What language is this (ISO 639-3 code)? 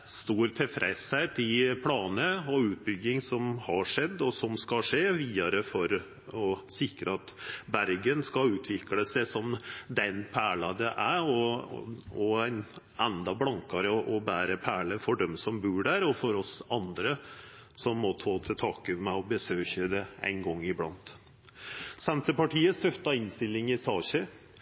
nno